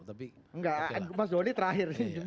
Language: Indonesian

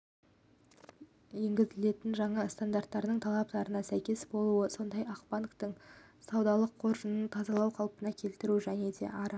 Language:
Kazakh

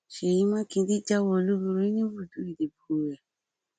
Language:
Yoruba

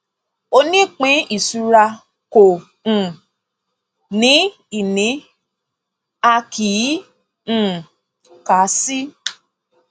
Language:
Yoruba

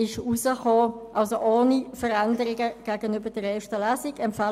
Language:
Swiss German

